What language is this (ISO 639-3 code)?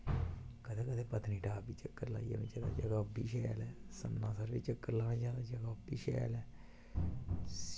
doi